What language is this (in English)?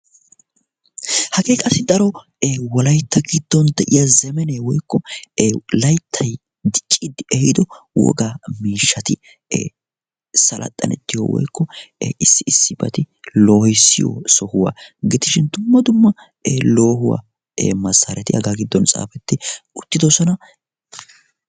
Wolaytta